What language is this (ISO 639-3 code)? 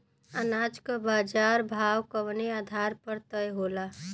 bho